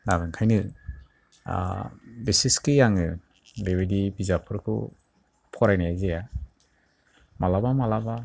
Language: Bodo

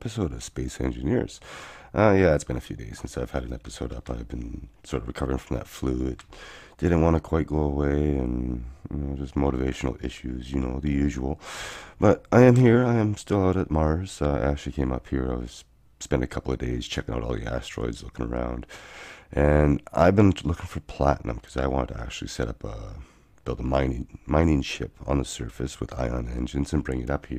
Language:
English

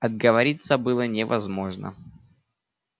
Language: Russian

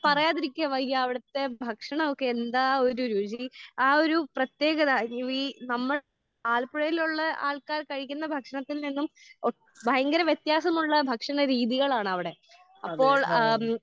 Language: Malayalam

